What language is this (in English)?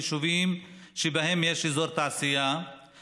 Hebrew